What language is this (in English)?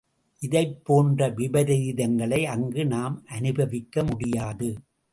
Tamil